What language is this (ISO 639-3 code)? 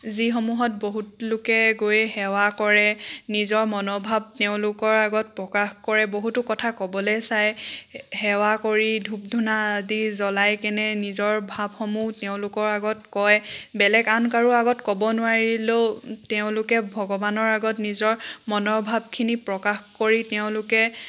asm